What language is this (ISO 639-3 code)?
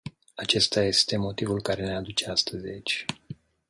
ron